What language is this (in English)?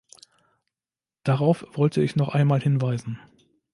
German